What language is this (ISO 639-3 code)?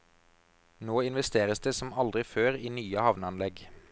nor